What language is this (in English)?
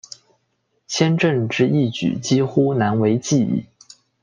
Chinese